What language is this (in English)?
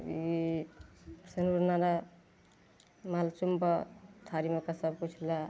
Maithili